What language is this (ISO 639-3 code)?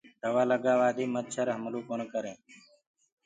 ggg